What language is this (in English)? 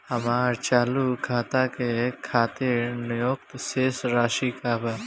Bhojpuri